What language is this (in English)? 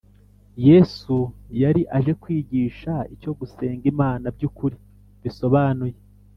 Kinyarwanda